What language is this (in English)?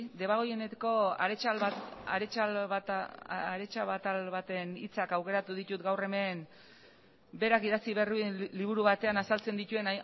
Basque